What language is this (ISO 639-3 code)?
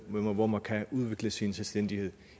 dan